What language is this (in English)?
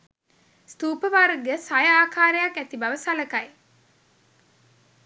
Sinhala